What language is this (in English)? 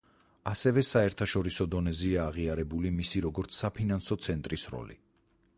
Georgian